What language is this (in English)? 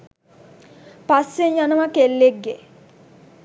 Sinhala